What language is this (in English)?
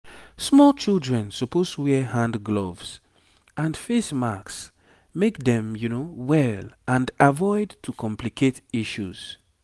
Nigerian Pidgin